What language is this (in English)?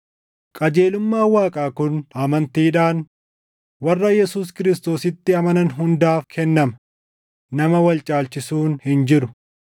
Oromo